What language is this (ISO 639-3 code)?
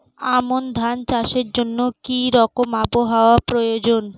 ben